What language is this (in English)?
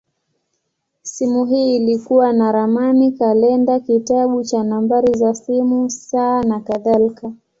Swahili